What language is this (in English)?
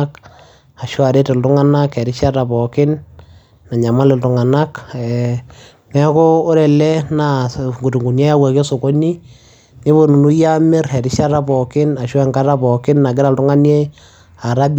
Masai